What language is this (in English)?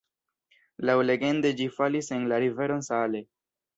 Esperanto